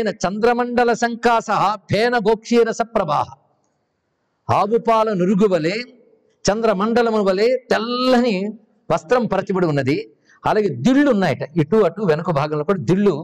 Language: Telugu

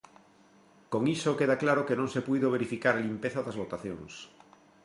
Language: Galician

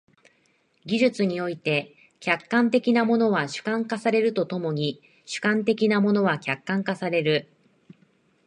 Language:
Japanese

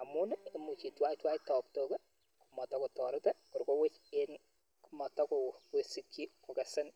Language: Kalenjin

